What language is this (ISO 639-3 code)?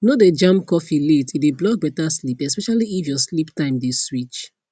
pcm